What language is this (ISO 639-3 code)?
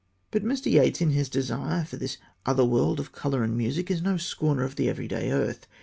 eng